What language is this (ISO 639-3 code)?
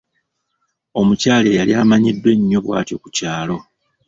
lug